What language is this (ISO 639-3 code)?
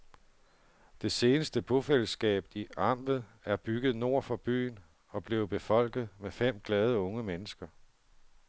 dan